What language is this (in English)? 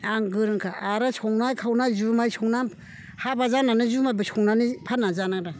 Bodo